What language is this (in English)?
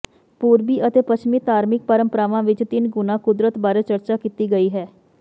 Punjabi